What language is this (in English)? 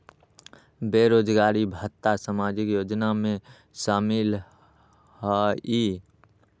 Magahi